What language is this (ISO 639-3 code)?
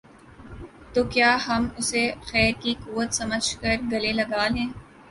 urd